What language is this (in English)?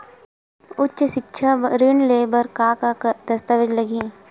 Chhattisgarhi